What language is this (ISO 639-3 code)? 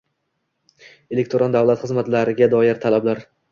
uzb